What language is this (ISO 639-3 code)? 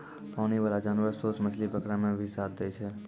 mai